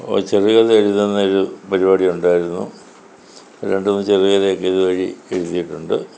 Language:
Malayalam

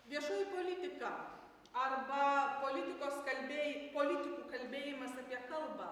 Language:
Lithuanian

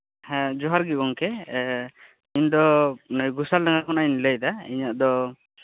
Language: Santali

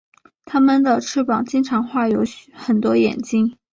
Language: Chinese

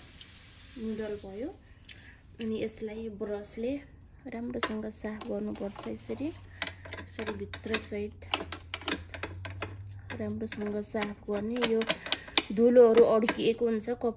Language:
Italian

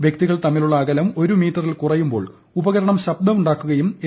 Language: Malayalam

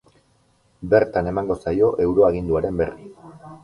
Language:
Basque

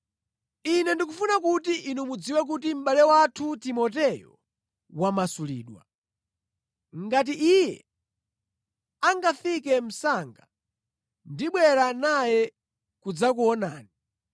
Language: Nyanja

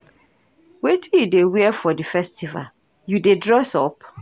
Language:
Nigerian Pidgin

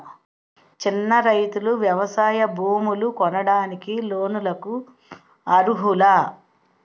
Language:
Telugu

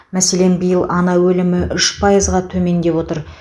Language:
Kazakh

